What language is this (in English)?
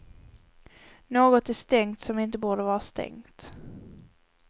Swedish